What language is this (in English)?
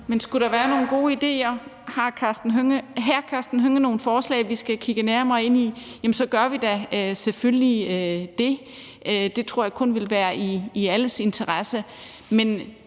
Danish